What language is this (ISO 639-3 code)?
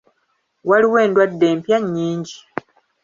lug